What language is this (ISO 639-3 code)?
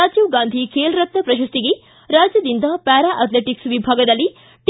kan